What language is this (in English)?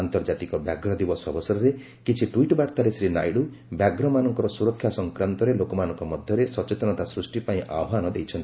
Odia